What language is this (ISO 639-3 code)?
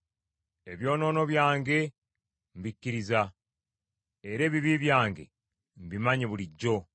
lug